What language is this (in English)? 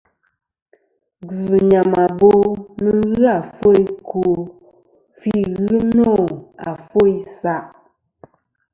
Kom